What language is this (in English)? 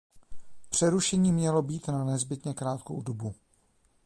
Czech